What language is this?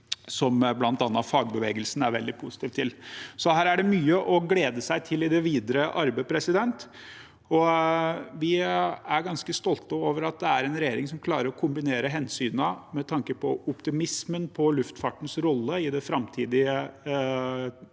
Norwegian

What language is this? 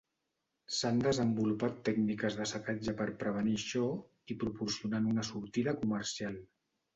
Catalan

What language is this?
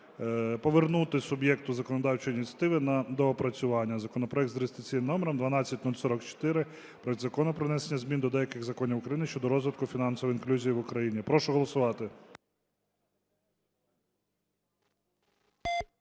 Ukrainian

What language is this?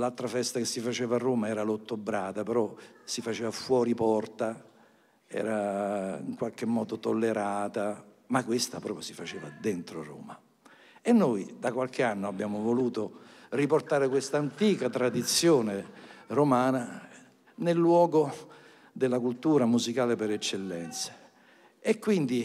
Italian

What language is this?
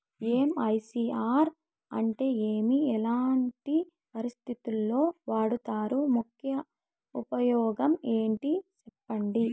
Telugu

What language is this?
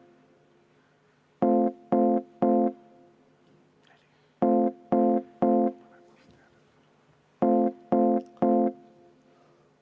Estonian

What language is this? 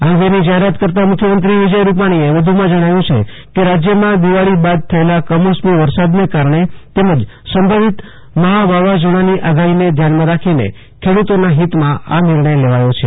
Gujarati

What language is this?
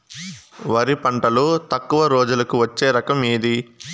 Telugu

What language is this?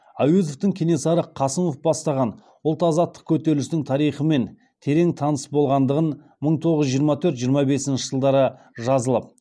Kazakh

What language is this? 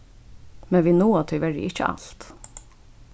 Faroese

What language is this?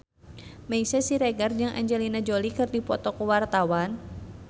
Sundanese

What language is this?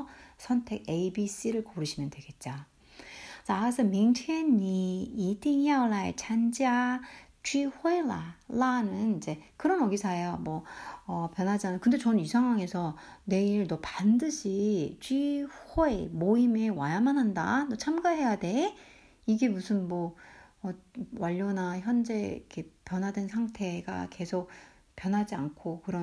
Korean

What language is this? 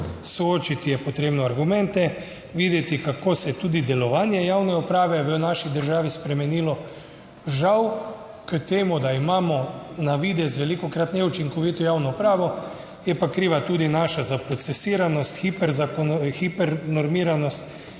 Slovenian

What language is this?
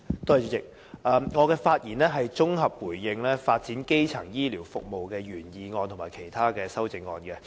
Cantonese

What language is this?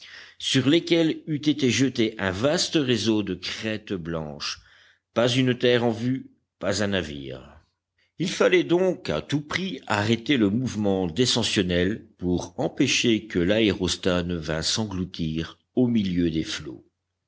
French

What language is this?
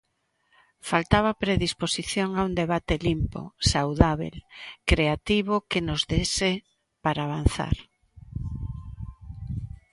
Galician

